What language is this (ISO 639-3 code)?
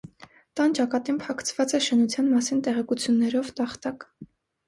hye